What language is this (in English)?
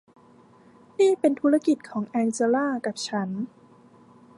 Thai